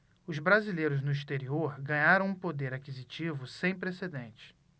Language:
Portuguese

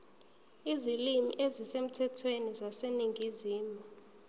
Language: Zulu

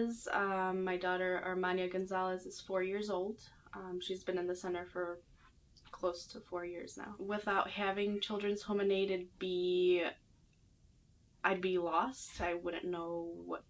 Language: English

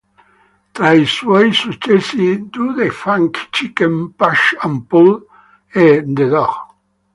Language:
Italian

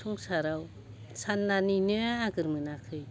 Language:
Bodo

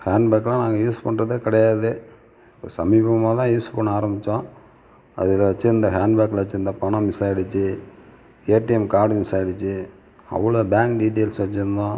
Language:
Tamil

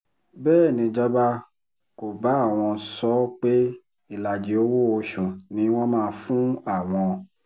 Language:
Yoruba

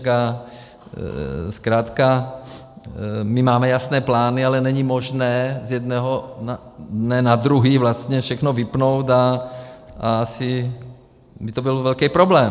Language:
Czech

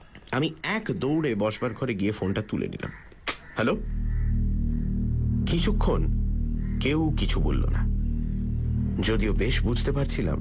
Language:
Bangla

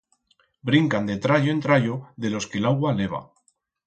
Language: Aragonese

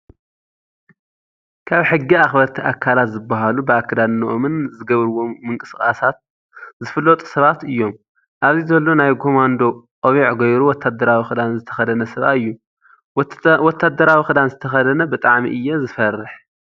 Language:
Tigrinya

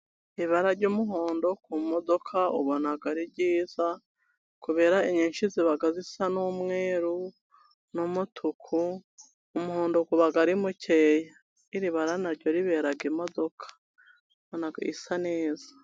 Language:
Kinyarwanda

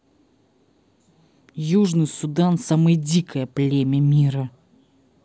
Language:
Russian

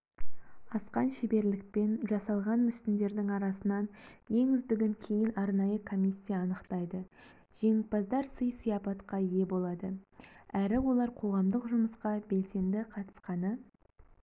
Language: Kazakh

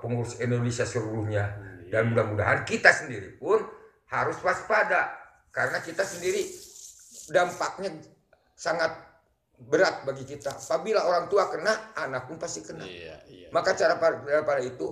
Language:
Indonesian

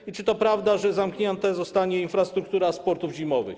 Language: Polish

